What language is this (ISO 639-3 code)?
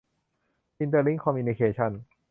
tha